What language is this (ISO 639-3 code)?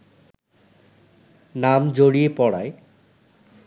ben